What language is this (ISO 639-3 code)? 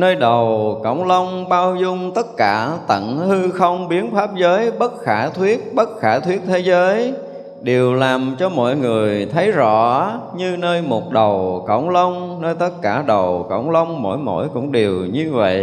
vie